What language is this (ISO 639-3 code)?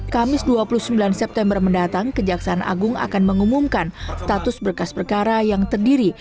ind